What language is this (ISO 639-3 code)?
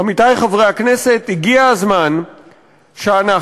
heb